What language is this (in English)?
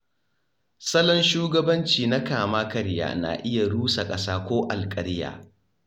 Hausa